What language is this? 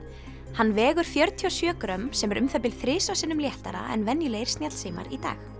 Icelandic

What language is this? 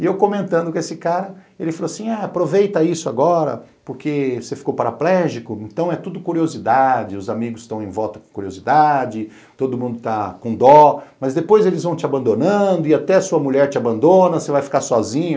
Portuguese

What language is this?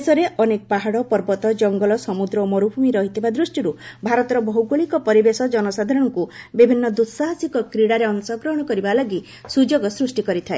Odia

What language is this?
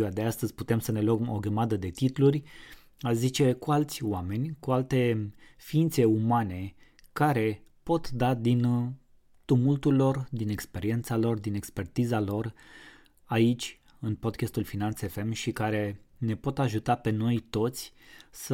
Romanian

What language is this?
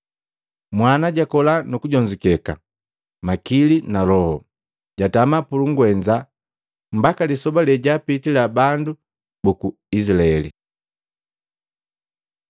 Matengo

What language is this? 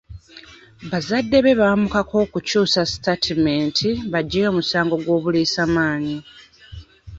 Ganda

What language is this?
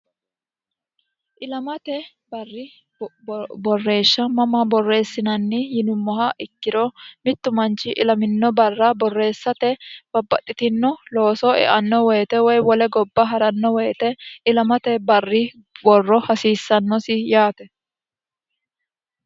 Sidamo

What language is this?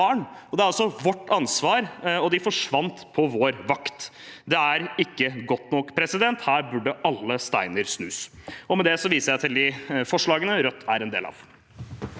Norwegian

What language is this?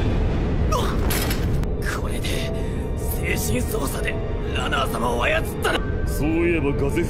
Japanese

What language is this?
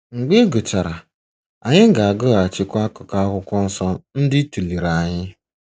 Igbo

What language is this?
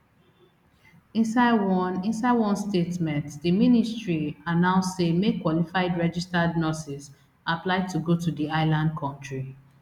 Nigerian Pidgin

